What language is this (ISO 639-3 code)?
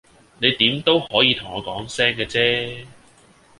yue